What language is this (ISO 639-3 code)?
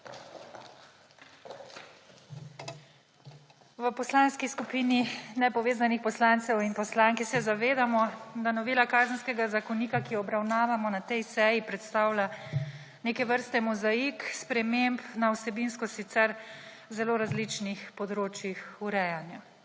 slv